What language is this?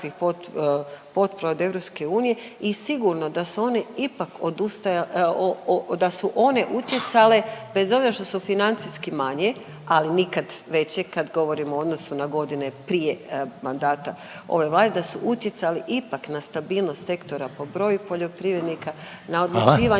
Croatian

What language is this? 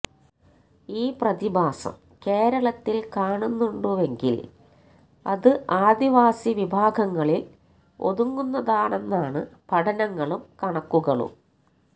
Malayalam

